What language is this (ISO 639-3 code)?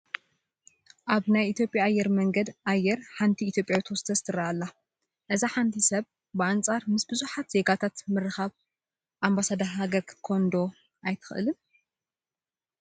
tir